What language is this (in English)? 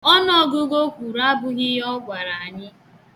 Igbo